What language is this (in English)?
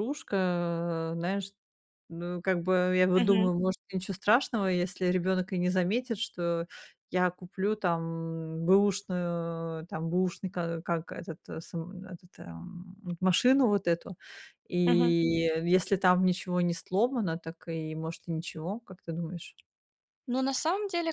Russian